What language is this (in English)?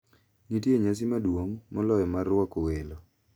Luo (Kenya and Tanzania)